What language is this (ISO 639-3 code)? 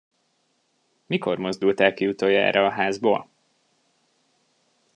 hun